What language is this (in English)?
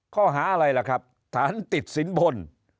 Thai